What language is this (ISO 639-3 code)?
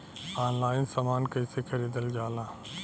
bho